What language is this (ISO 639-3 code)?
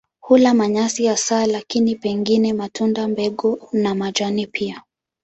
swa